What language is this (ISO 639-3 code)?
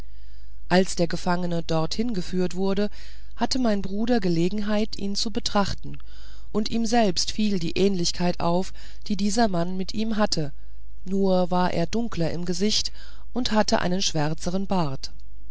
deu